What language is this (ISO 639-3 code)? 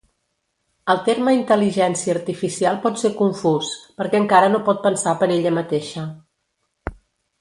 cat